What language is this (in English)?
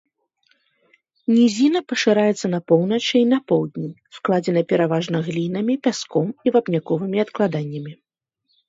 Belarusian